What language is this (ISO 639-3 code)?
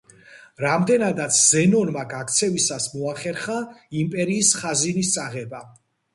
kat